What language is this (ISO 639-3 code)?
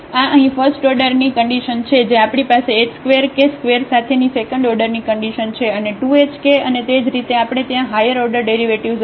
guj